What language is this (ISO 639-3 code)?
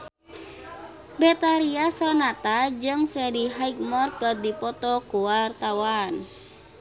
sun